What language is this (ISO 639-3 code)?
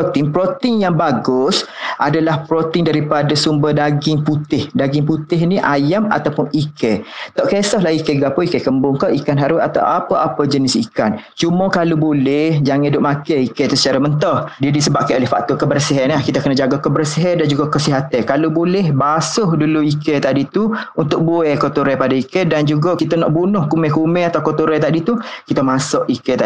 msa